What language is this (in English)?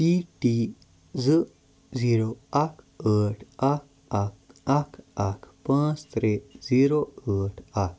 Kashmiri